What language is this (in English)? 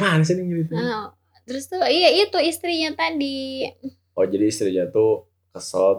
Indonesian